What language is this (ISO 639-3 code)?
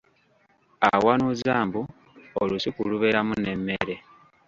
lug